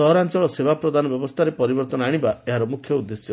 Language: Odia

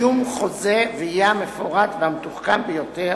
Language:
Hebrew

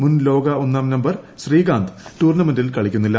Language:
Malayalam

